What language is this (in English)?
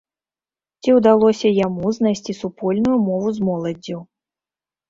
Belarusian